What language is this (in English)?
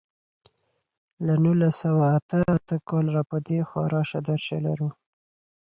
Pashto